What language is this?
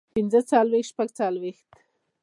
Pashto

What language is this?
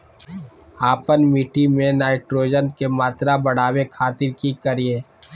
Magahi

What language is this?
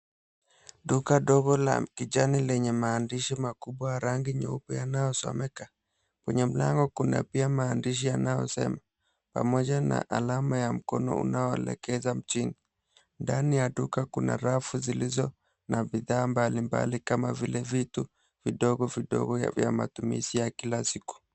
Swahili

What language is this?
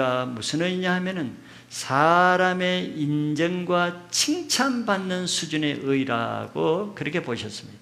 Korean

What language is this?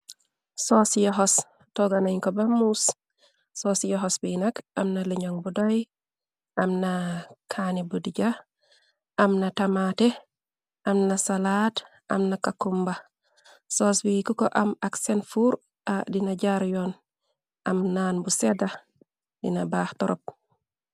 Wolof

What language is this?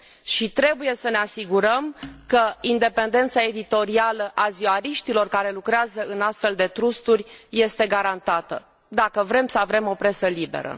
Romanian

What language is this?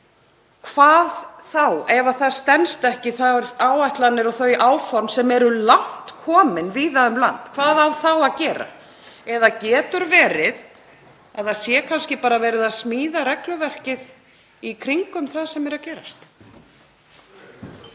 Icelandic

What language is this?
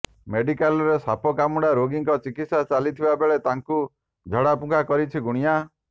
Odia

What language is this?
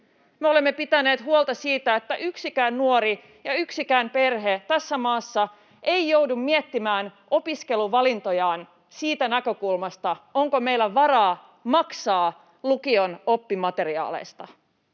Finnish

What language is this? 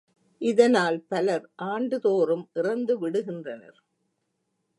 Tamil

